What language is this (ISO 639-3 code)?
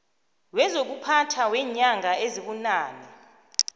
nbl